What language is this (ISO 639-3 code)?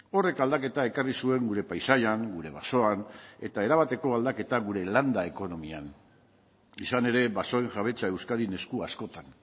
eus